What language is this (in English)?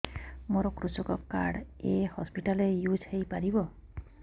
Odia